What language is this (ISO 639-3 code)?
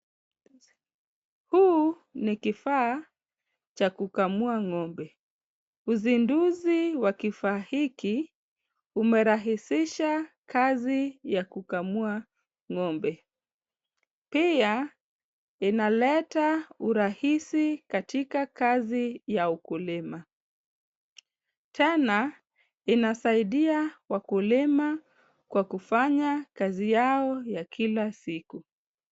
swa